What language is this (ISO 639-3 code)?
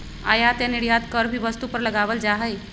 mag